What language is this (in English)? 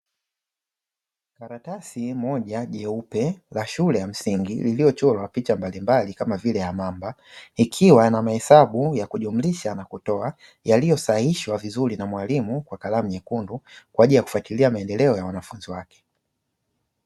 Swahili